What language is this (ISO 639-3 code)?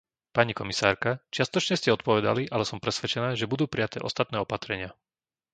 slk